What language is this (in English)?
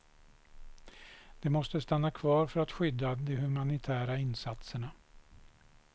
Swedish